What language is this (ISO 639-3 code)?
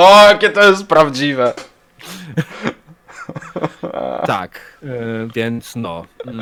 pol